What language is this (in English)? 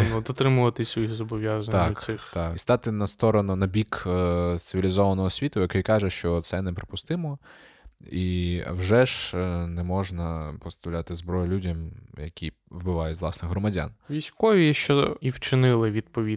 Ukrainian